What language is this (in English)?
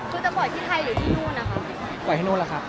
Thai